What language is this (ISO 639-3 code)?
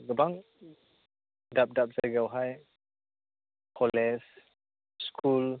brx